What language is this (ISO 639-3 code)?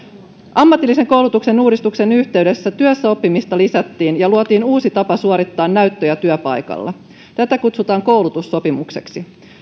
fin